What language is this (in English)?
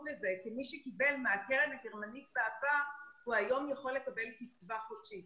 Hebrew